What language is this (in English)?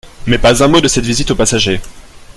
French